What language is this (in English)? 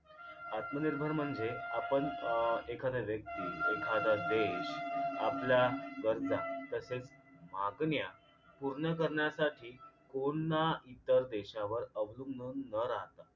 Marathi